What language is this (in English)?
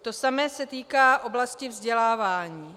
Czech